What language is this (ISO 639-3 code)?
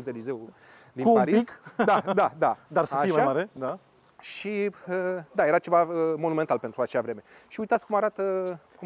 ron